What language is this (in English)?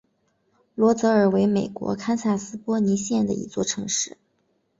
Chinese